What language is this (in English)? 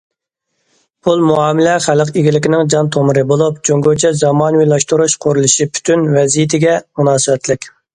Uyghur